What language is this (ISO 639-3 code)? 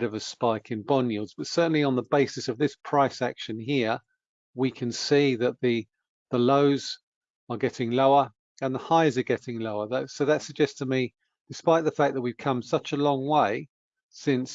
eng